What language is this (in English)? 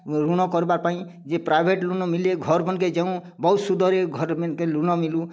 Odia